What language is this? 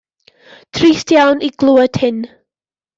Welsh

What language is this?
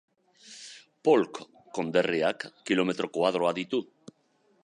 Basque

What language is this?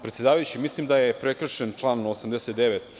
Serbian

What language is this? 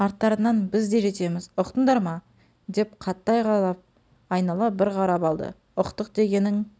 Kazakh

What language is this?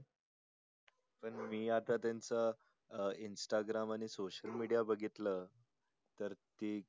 Marathi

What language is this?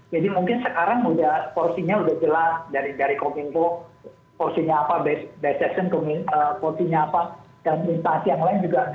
Indonesian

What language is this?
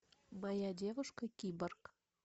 Russian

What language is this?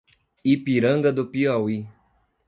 Portuguese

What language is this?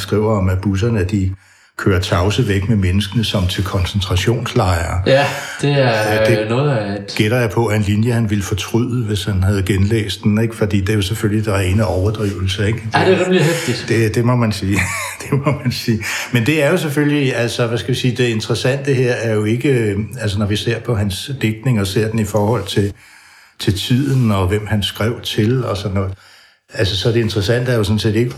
Danish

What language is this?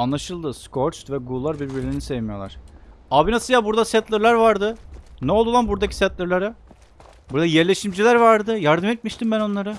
Turkish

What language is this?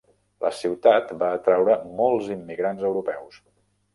Catalan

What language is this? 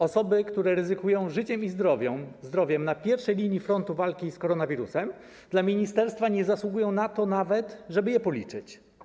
Polish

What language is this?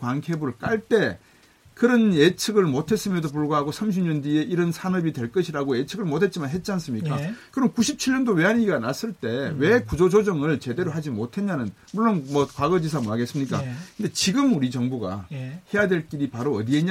Korean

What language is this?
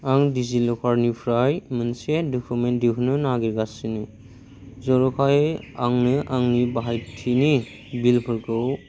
Bodo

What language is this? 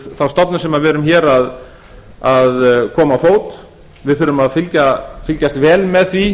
Icelandic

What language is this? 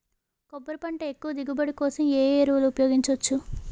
Telugu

